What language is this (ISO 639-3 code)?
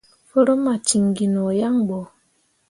mua